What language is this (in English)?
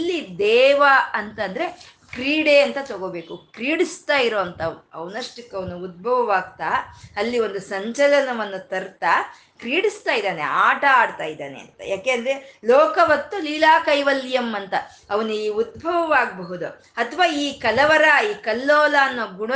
Kannada